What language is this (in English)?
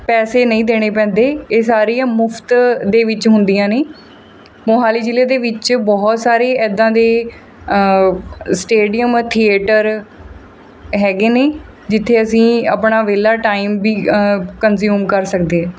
Punjabi